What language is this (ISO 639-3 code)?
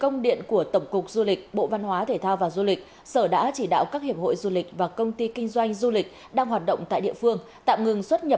vie